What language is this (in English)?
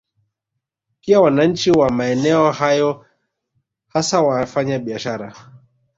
Swahili